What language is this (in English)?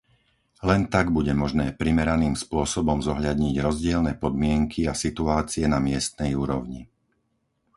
Slovak